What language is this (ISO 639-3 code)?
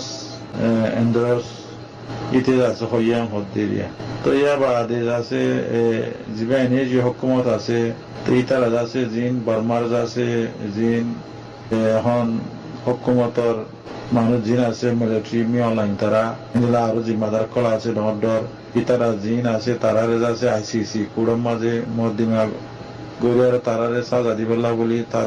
ben